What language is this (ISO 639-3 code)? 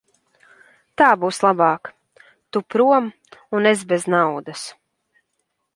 lav